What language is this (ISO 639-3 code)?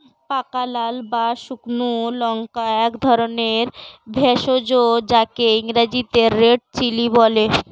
ben